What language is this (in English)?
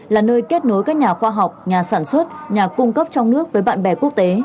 Vietnamese